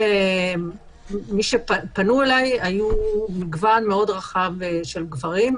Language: Hebrew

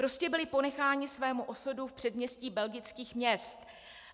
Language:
Czech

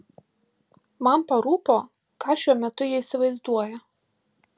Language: Lithuanian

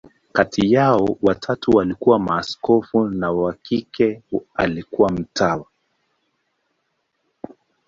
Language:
Swahili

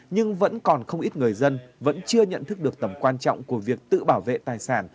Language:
Vietnamese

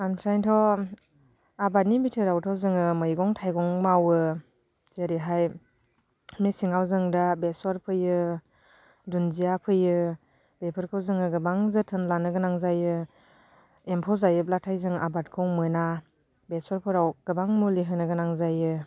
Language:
Bodo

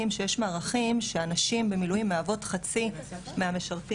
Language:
Hebrew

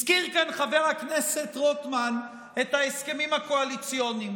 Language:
Hebrew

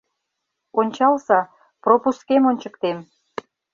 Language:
Mari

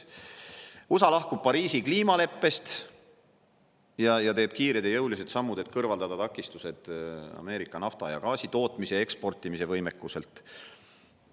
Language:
Estonian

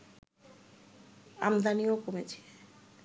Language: Bangla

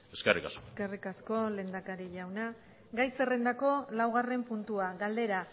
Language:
Basque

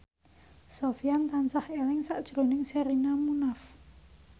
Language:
Javanese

